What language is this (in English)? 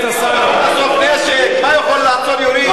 Hebrew